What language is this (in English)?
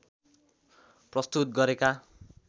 Nepali